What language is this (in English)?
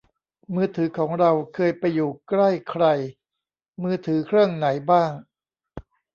Thai